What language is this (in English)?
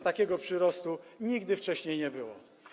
Polish